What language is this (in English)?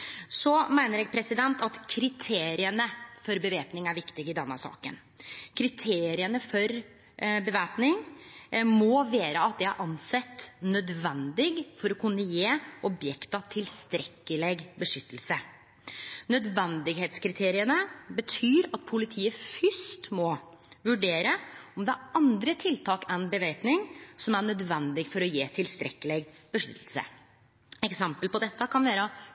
Norwegian Nynorsk